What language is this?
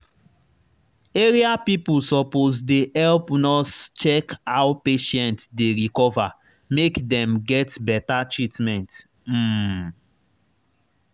Nigerian Pidgin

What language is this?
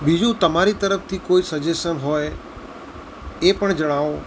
Gujarati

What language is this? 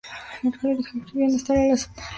Spanish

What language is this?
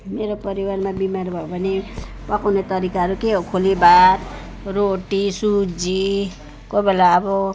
Nepali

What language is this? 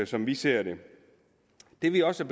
Danish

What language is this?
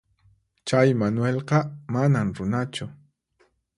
Puno Quechua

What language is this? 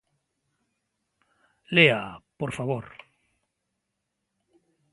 Galician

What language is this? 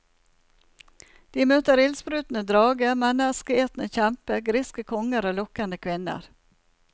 Norwegian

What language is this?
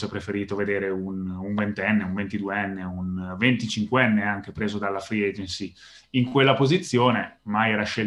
Italian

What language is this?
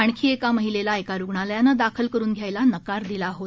Marathi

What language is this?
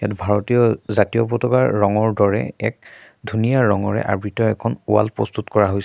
Assamese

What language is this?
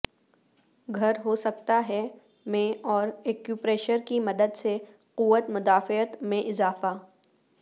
Urdu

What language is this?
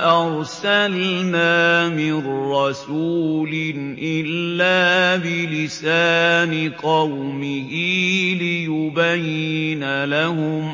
Arabic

